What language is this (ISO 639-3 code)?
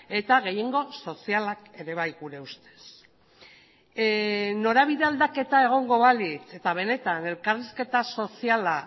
eus